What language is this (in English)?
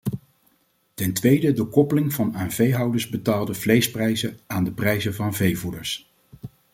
Dutch